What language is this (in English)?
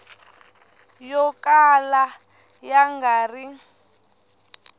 Tsonga